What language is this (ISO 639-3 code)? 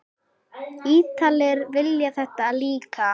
isl